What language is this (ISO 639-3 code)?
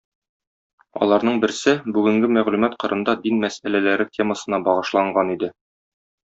tat